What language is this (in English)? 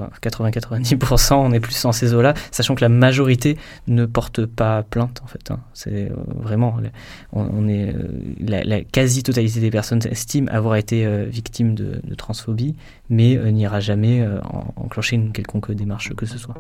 French